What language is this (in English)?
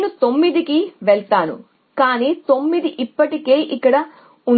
Telugu